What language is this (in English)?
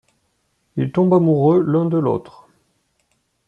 French